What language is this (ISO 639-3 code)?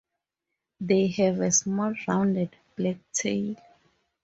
eng